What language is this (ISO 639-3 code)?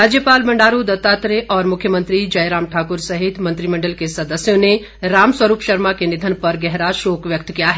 hin